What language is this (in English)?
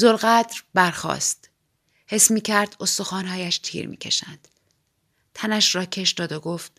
Persian